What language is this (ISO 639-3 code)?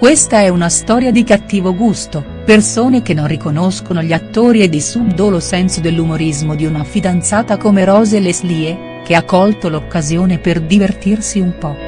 ita